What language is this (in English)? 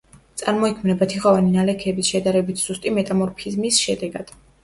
Georgian